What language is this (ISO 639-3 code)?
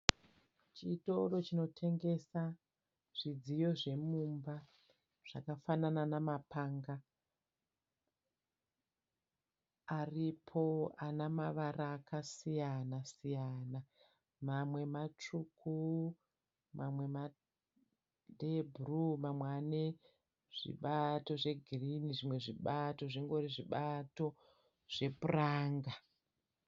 sna